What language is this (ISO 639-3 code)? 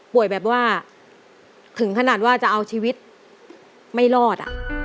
tha